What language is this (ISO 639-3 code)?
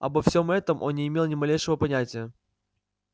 rus